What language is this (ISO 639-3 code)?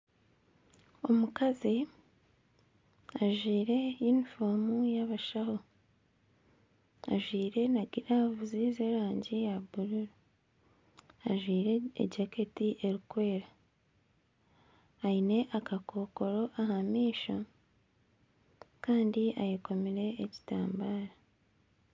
nyn